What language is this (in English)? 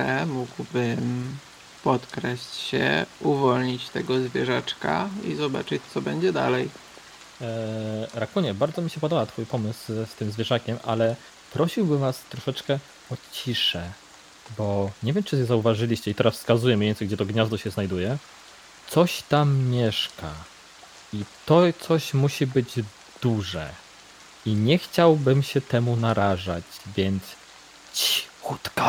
Polish